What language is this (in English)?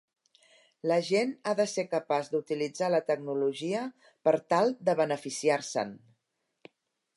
Catalan